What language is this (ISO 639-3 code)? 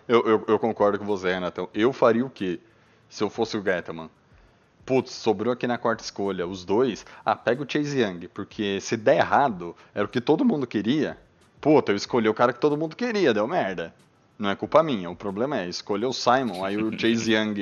por